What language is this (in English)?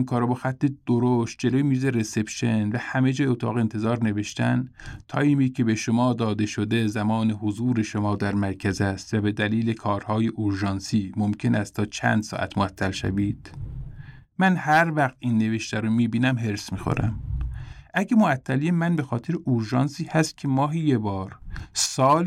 Persian